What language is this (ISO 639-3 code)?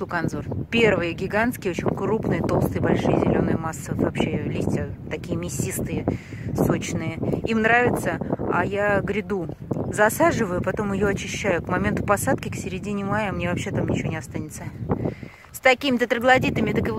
rus